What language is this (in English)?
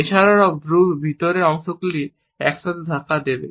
Bangla